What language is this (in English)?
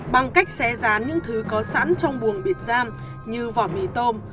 Vietnamese